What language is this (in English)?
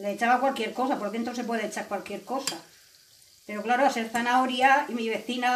Spanish